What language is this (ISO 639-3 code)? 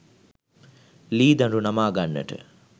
sin